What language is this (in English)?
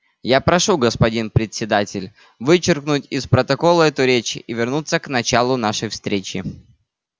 Russian